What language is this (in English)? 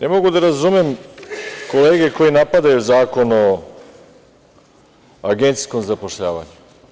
Serbian